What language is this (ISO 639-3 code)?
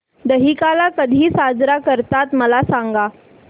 mar